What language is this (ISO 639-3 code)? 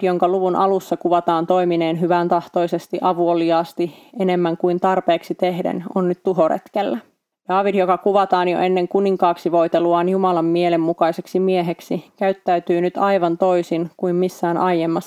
fin